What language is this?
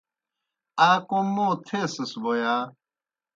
Kohistani Shina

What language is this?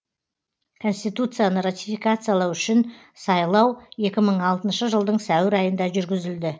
Kazakh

